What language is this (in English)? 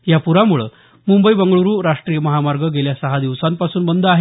Marathi